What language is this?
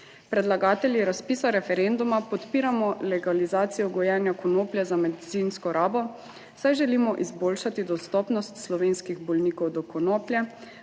Slovenian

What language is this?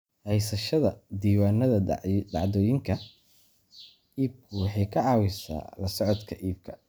Somali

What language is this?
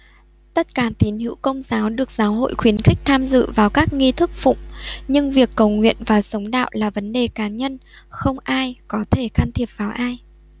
Vietnamese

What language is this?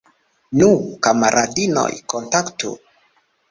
Esperanto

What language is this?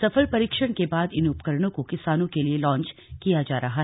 Hindi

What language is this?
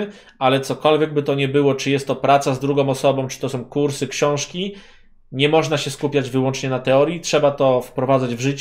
Polish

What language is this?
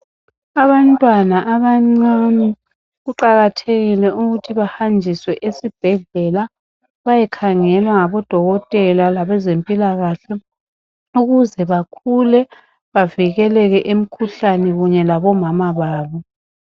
North Ndebele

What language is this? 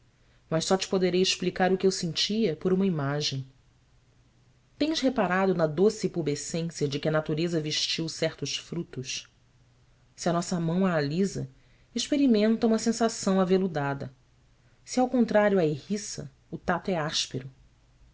Portuguese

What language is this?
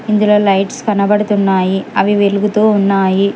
Telugu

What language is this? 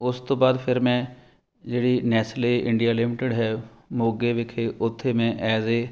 Punjabi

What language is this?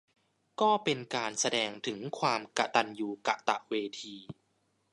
Thai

